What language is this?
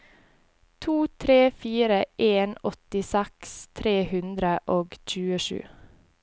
Norwegian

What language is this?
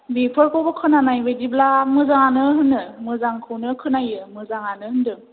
Bodo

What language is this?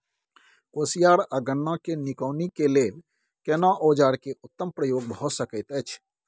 Maithili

